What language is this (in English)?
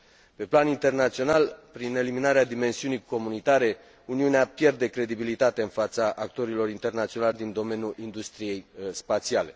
Romanian